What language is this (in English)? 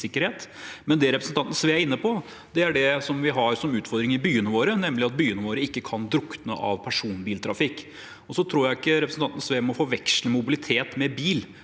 Norwegian